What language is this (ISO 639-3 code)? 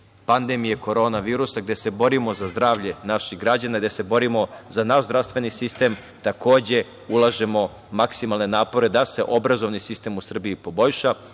srp